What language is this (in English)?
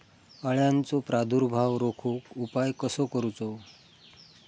Marathi